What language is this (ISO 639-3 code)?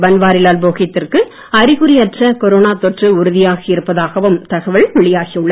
tam